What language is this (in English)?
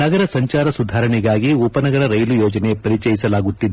Kannada